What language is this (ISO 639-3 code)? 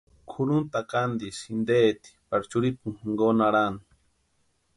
pua